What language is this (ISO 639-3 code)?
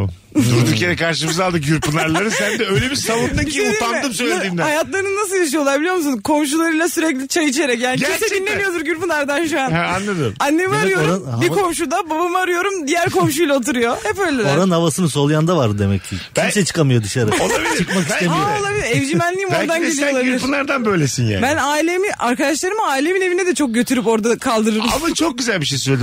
tur